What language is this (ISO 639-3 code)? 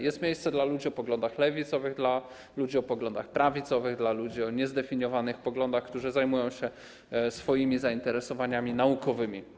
pol